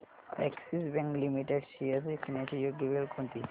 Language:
Marathi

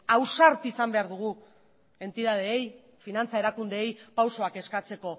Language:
Basque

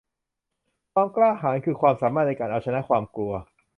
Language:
Thai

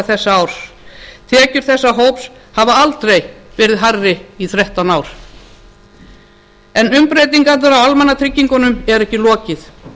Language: Icelandic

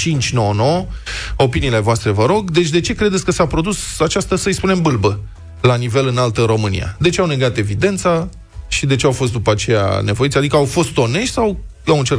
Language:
Romanian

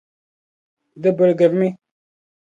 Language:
Dagbani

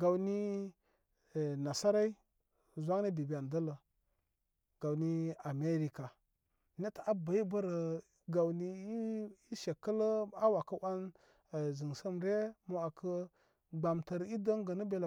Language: Koma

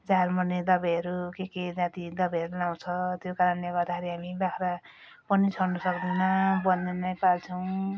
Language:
Nepali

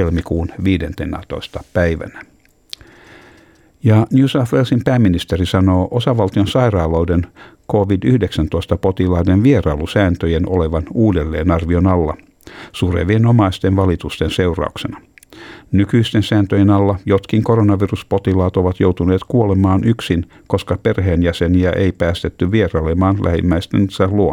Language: Finnish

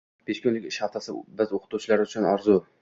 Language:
Uzbek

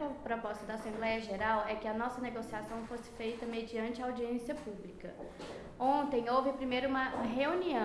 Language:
Portuguese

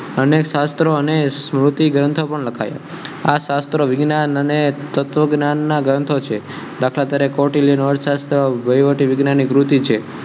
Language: Gujarati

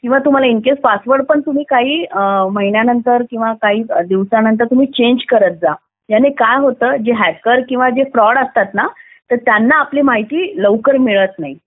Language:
Marathi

